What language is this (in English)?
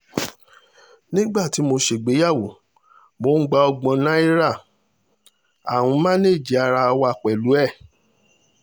Yoruba